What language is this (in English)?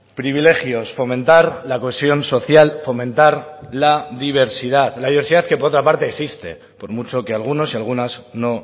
Spanish